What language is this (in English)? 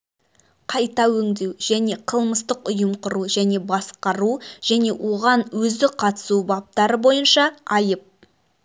Kazakh